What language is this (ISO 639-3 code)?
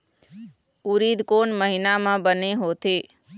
hne